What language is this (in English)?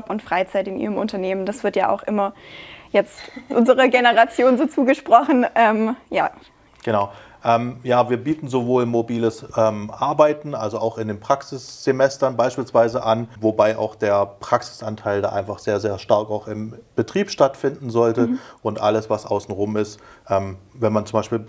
German